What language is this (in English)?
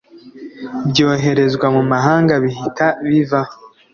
Kinyarwanda